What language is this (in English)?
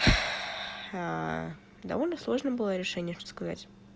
Russian